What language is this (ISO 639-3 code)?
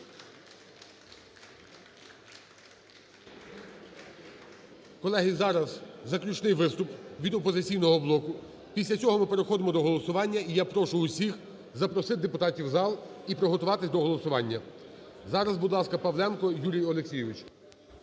ukr